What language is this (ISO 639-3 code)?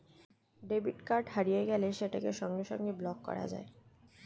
ben